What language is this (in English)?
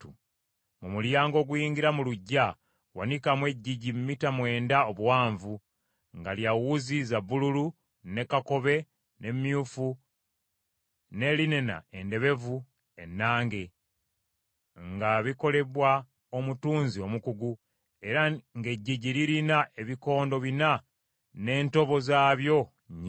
Ganda